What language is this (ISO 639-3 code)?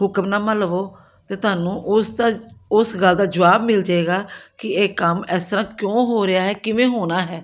pan